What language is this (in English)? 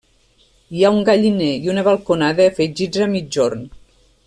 Catalan